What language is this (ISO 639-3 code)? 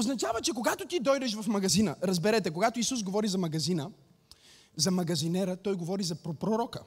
bul